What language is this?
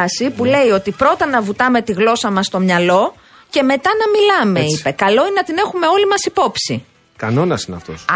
Greek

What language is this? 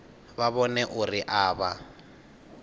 Venda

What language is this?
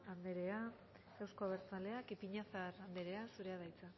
Basque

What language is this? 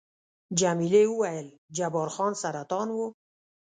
Pashto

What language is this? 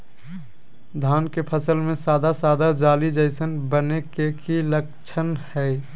Magahi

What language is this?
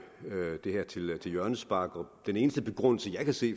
Danish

